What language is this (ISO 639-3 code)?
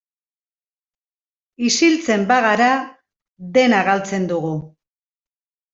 eus